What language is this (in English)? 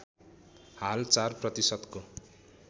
Nepali